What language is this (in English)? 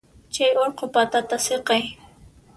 Puno Quechua